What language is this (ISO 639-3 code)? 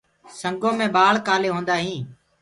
ggg